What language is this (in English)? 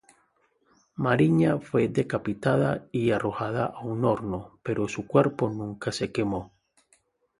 Spanish